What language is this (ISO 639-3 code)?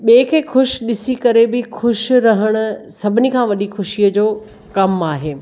snd